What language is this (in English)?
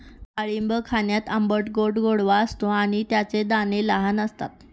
Marathi